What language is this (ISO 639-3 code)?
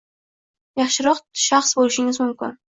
uzb